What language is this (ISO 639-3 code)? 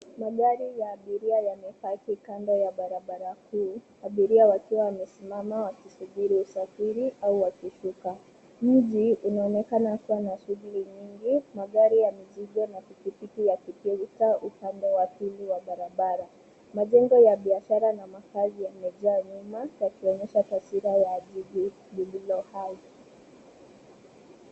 swa